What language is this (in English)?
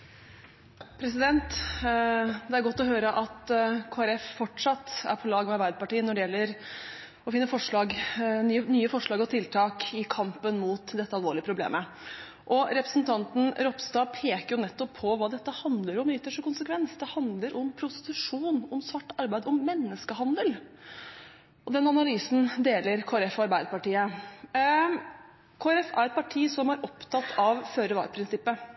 Norwegian Bokmål